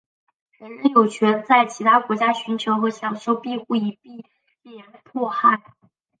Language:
Chinese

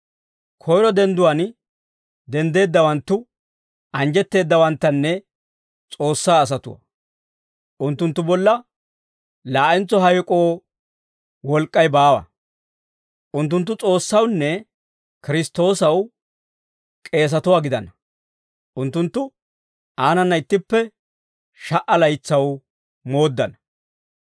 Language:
Dawro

